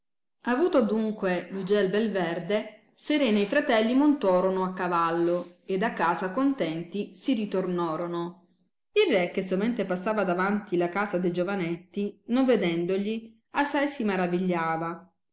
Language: Italian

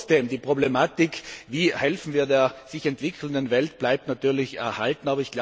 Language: German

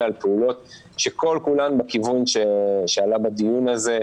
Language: Hebrew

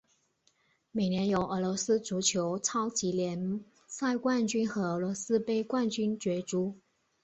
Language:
Chinese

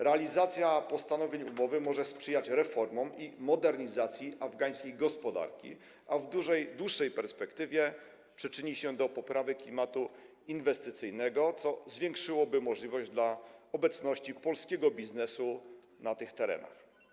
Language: Polish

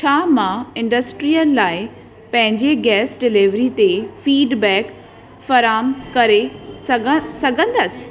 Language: Sindhi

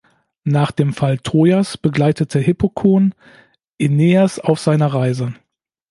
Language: German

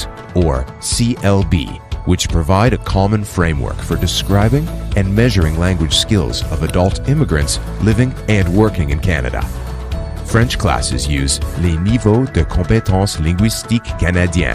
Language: Persian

